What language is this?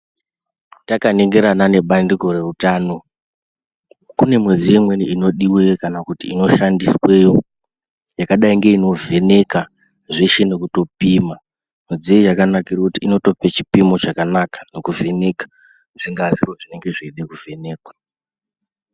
Ndau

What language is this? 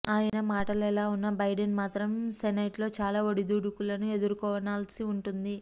Telugu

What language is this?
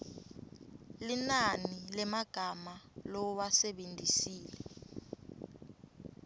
Swati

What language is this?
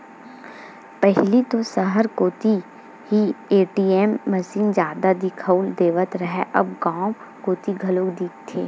Chhattisgarhi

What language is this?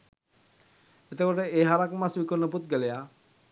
Sinhala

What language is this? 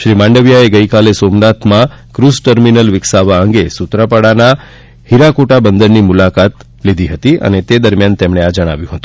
Gujarati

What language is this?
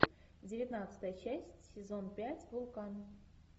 Russian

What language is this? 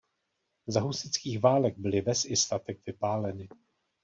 Czech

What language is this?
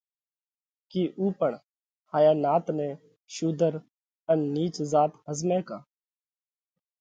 Parkari Koli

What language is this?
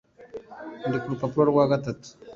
Kinyarwanda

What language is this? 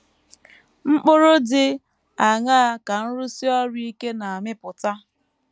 Igbo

